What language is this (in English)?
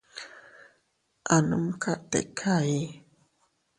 Teutila Cuicatec